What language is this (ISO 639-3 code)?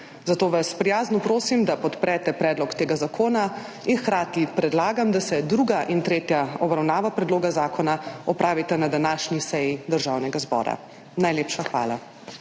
slv